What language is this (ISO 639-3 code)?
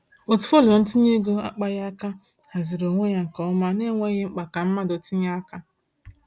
ibo